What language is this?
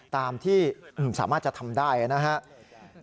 Thai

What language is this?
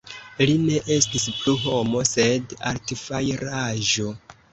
Esperanto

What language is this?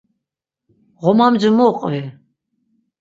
Laz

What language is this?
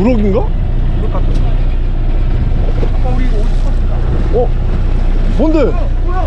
Korean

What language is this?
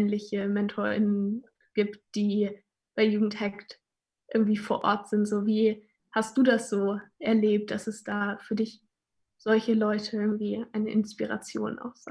German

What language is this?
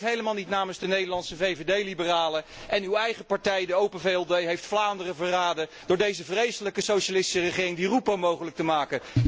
Dutch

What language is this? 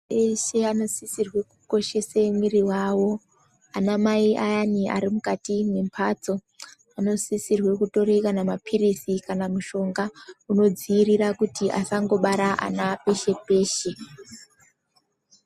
Ndau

